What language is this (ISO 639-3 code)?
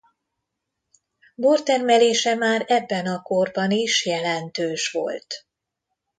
hun